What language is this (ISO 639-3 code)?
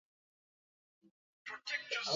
swa